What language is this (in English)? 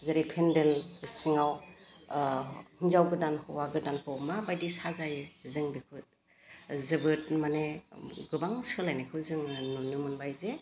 Bodo